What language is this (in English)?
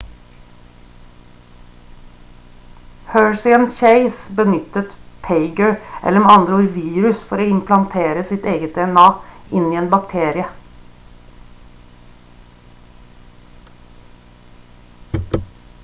Norwegian Bokmål